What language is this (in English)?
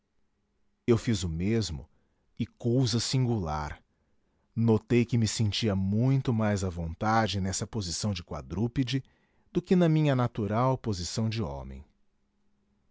Portuguese